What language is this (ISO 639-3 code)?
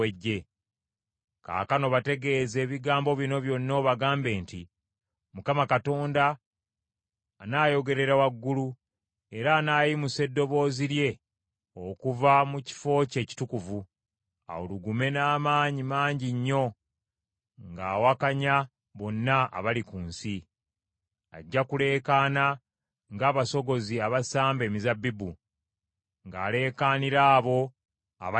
lug